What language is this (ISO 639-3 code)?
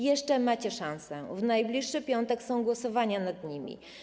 pol